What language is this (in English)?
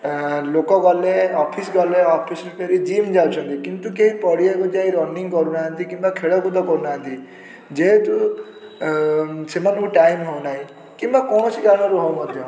Odia